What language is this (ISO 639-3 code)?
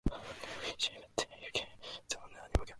jpn